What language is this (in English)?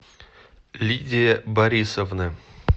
Russian